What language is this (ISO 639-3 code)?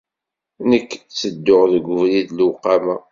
kab